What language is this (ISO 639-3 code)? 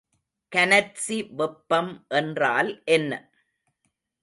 tam